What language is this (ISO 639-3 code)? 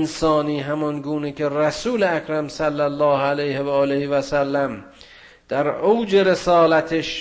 fas